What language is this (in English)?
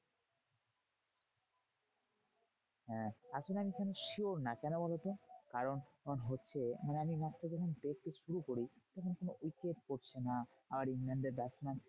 Bangla